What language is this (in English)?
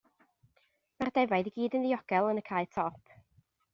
Welsh